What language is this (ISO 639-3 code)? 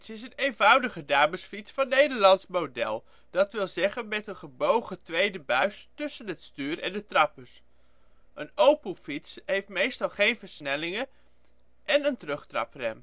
nld